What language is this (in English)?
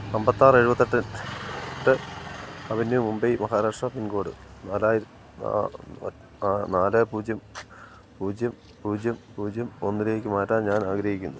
Malayalam